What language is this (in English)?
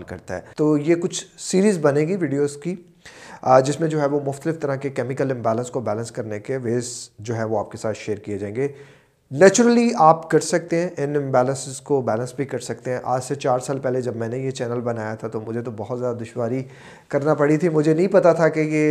Urdu